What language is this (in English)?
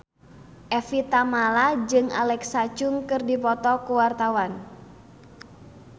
Sundanese